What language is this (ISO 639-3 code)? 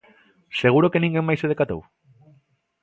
glg